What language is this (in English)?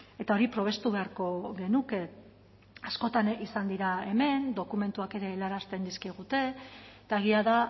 Basque